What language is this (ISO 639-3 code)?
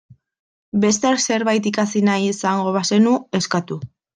eus